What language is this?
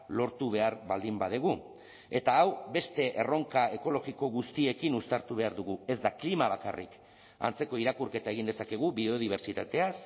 Basque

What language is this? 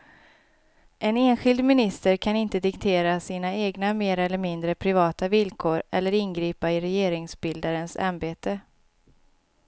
Swedish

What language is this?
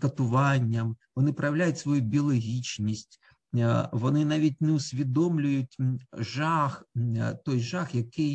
Ukrainian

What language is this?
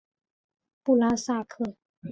Chinese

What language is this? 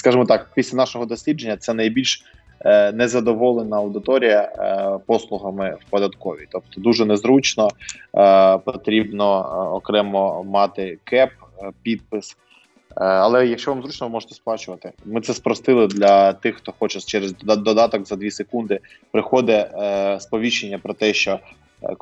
Ukrainian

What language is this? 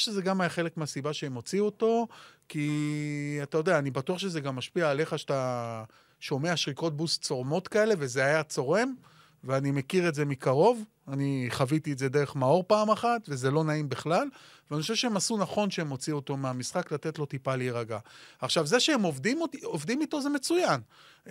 Hebrew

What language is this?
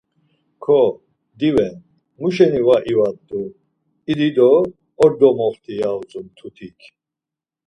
Laz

